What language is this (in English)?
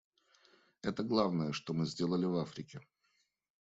Russian